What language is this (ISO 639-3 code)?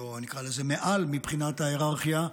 heb